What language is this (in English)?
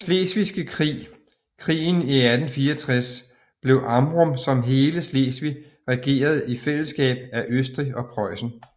Danish